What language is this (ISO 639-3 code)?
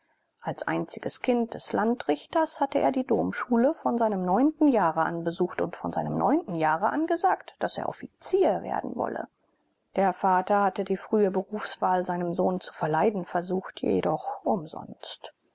deu